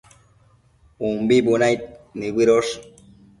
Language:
Matsés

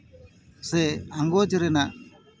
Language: Santali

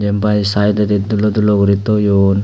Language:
Chakma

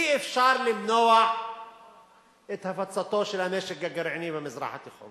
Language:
Hebrew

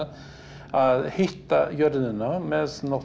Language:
Icelandic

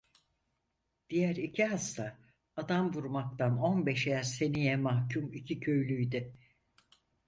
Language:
Turkish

